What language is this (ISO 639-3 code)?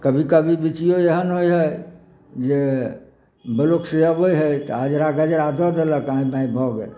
mai